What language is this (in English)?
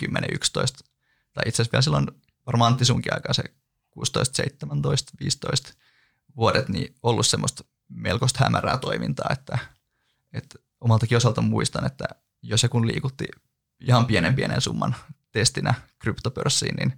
Finnish